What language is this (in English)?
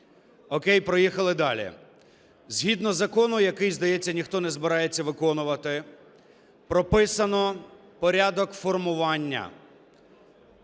Ukrainian